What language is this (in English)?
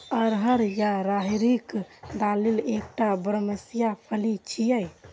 Maithili